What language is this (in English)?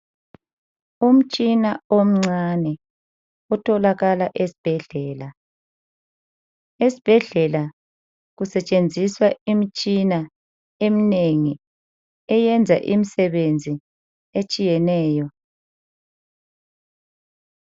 North Ndebele